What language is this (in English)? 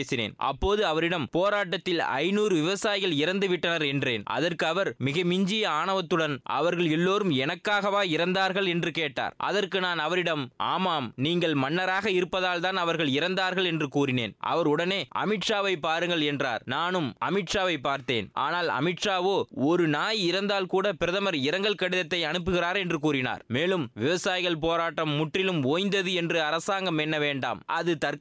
Tamil